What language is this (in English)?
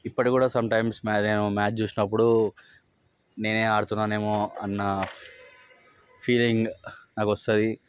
Telugu